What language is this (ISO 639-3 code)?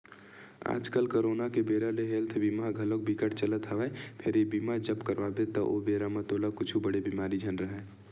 hne